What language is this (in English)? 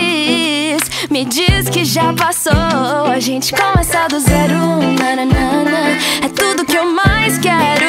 Romanian